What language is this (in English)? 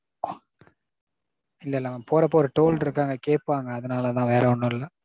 Tamil